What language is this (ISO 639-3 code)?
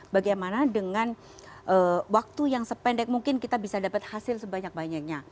ind